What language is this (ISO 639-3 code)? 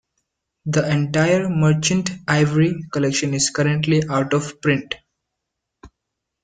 eng